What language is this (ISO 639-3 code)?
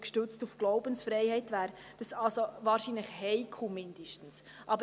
gsw